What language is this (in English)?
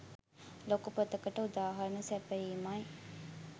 Sinhala